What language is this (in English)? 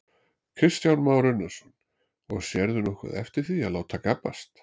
Icelandic